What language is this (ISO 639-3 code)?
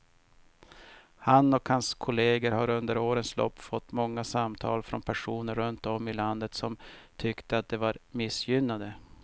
swe